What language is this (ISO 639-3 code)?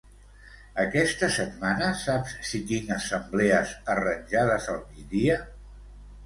cat